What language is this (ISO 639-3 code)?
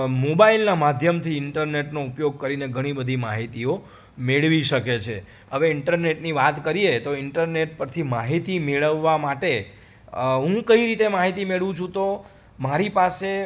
guj